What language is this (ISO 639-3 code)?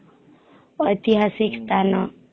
ori